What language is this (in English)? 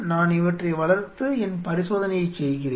Tamil